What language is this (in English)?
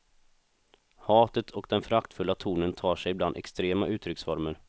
Swedish